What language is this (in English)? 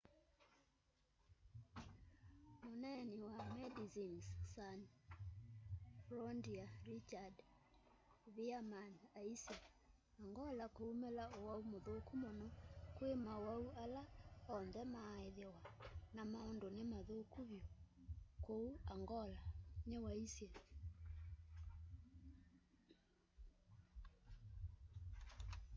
Kamba